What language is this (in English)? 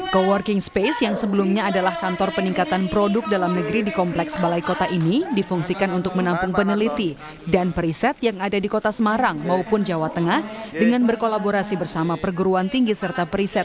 Indonesian